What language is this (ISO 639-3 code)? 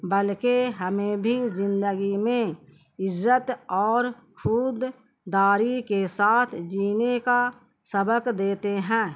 urd